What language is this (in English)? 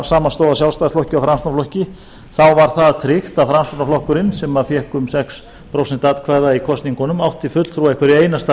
Icelandic